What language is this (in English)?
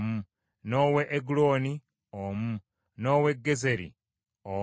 Ganda